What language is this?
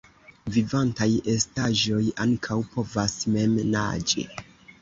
Esperanto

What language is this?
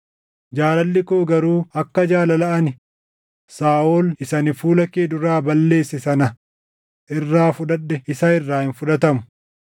Oromo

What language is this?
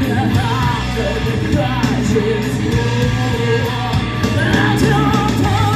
Ukrainian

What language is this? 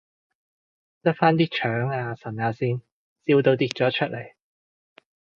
Cantonese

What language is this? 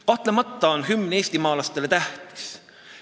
Estonian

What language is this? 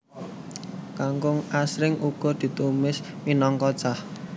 Javanese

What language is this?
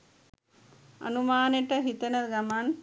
Sinhala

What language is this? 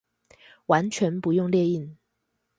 Chinese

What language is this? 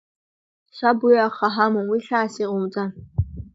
Abkhazian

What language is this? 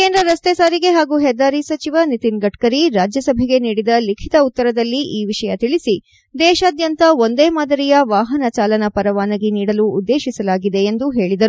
Kannada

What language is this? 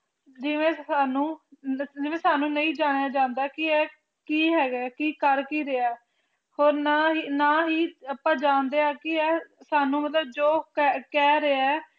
Punjabi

